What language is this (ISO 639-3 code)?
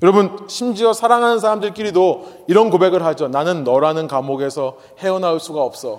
kor